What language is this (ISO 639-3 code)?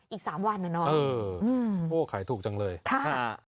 tha